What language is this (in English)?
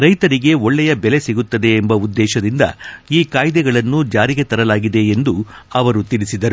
Kannada